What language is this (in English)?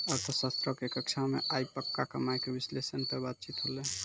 Maithili